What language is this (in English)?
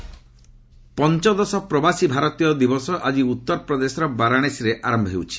Odia